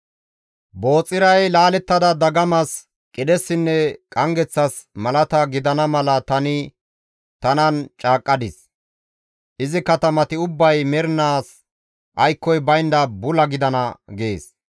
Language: Gamo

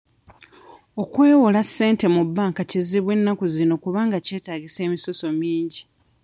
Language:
Ganda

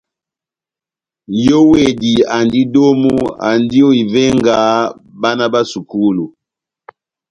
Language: Batanga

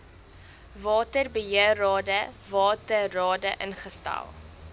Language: Afrikaans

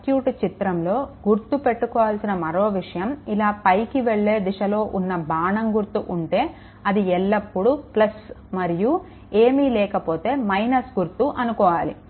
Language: Telugu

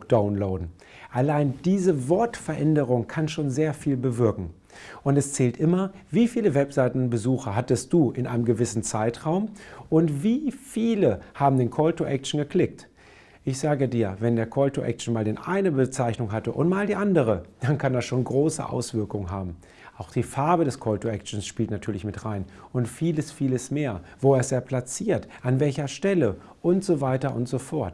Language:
German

